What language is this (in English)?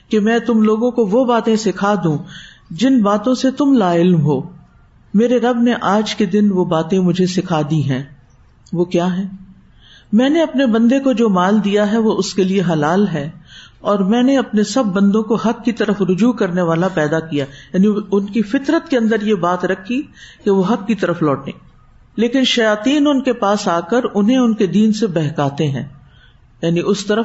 Urdu